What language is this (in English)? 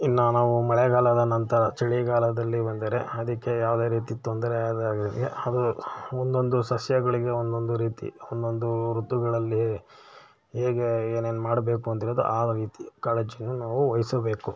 Kannada